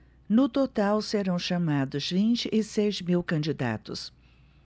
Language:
Portuguese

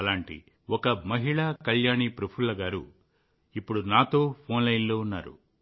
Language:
Telugu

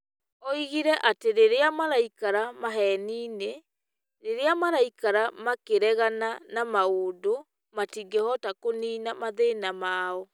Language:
Kikuyu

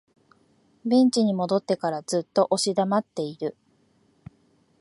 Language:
Japanese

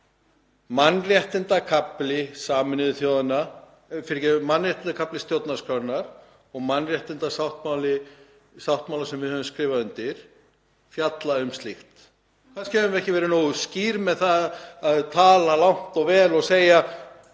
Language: Icelandic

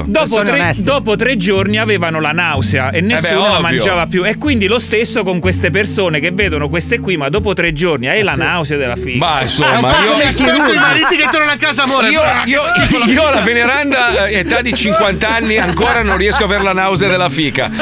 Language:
Italian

